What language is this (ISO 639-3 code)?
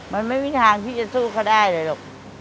tha